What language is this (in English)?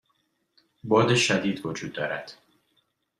Persian